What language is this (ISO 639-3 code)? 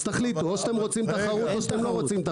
heb